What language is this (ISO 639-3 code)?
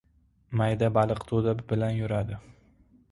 uzb